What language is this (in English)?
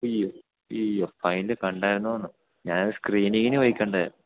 Malayalam